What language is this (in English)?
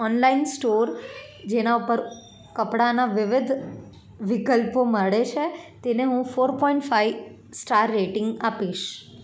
Gujarati